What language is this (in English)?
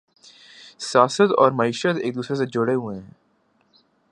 Urdu